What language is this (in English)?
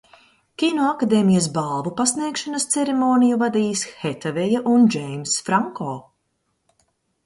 Latvian